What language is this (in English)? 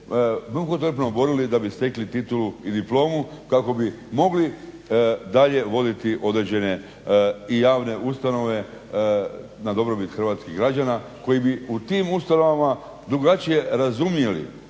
Croatian